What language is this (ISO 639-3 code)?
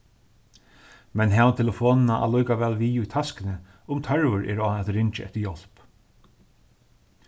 fao